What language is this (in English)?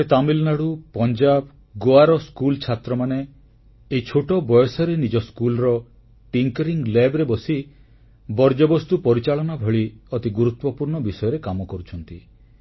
Odia